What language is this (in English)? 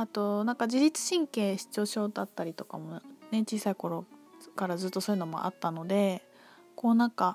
Japanese